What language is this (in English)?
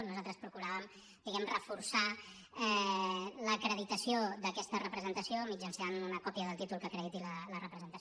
Catalan